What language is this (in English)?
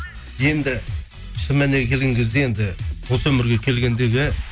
Kazakh